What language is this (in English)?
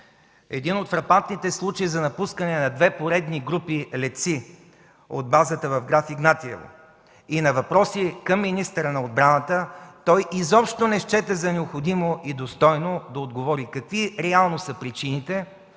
Bulgarian